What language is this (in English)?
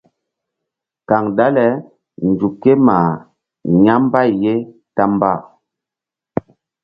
Mbum